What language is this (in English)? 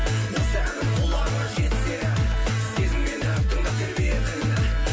Kazakh